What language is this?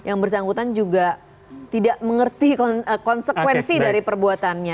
Indonesian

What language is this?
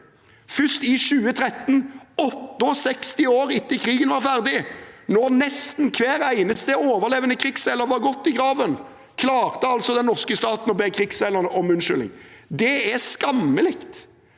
Norwegian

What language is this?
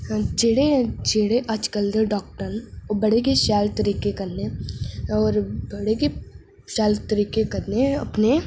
Dogri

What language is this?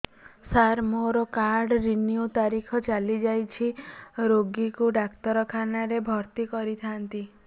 Odia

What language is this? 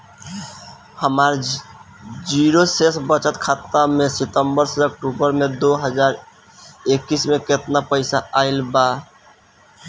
Bhojpuri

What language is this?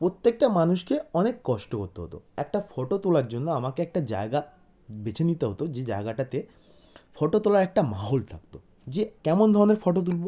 Bangla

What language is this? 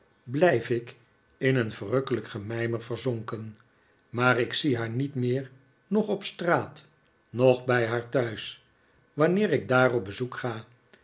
Dutch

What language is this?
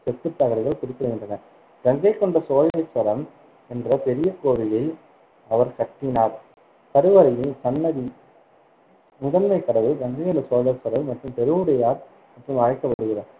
Tamil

